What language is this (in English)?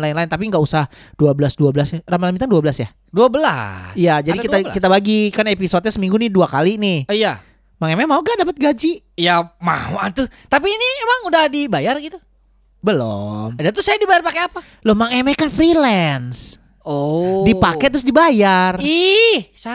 Indonesian